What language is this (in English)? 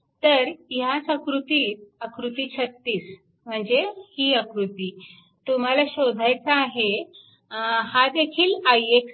Marathi